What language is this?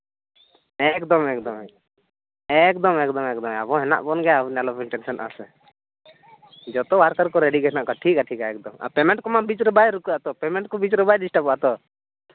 Santali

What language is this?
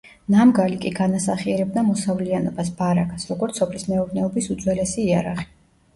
Georgian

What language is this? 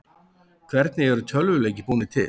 Icelandic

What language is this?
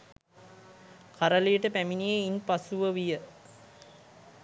Sinhala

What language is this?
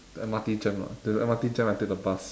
English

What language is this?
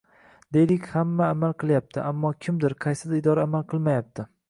Uzbek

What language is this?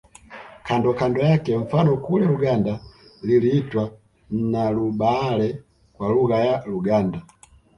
Swahili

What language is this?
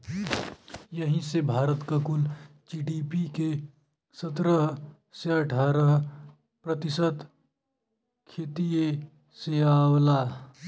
Bhojpuri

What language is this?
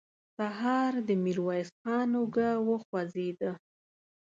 Pashto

